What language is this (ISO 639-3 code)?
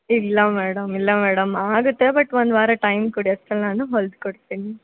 kan